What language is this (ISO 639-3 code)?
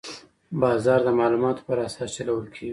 pus